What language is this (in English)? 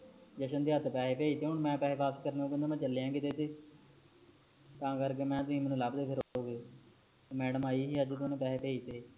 Punjabi